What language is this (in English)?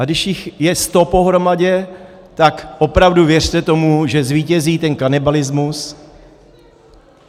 Czech